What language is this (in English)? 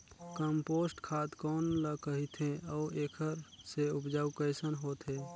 Chhattisgarhi